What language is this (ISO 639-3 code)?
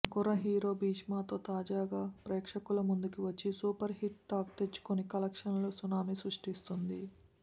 tel